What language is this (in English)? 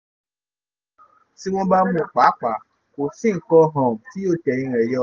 Yoruba